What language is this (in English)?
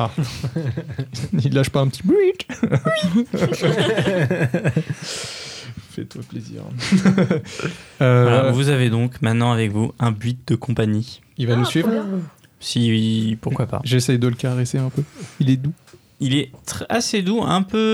French